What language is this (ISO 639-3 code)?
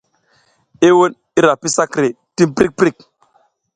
giz